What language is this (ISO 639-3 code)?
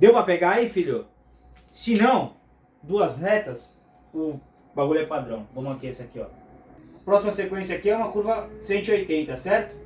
por